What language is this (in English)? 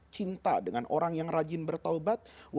Indonesian